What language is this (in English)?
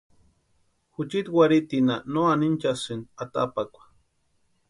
Western Highland Purepecha